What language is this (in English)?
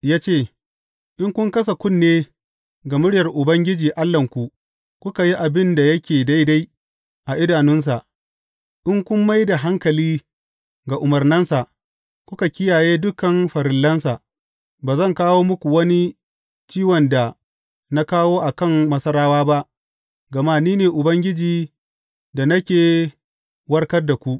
Hausa